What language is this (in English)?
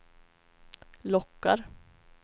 Swedish